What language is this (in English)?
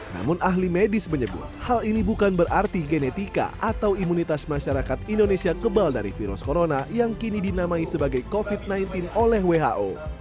Indonesian